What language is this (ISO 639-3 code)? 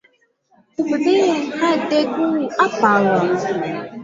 grn